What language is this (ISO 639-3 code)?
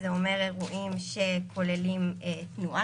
heb